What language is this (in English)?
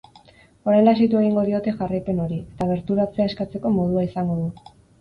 Basque